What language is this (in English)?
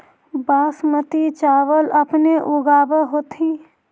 Magahi